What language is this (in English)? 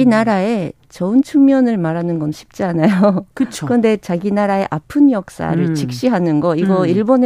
Korean